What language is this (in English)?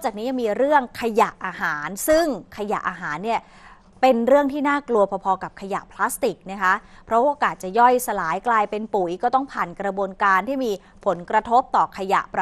Thai